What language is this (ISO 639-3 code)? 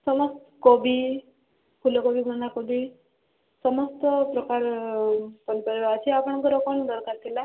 ori